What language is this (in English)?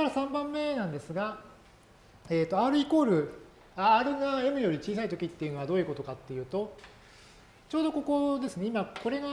Japanese